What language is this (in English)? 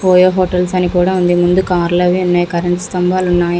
Telugu